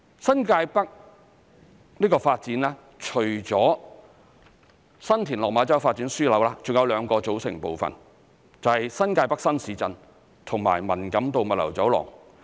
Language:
Cantonese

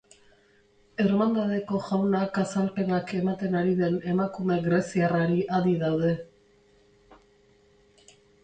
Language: Basque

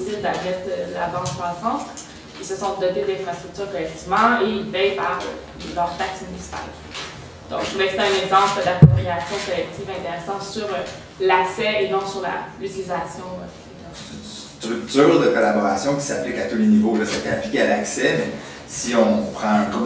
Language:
French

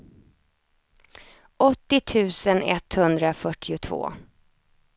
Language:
Swedish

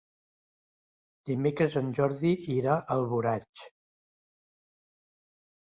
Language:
Catalan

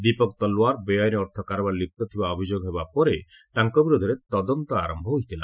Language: Odia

